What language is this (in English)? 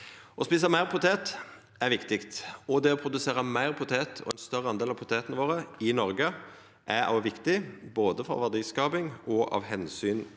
Norwegian